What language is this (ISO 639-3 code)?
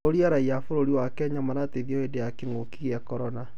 kik